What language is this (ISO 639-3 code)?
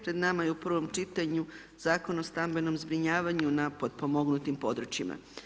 hrv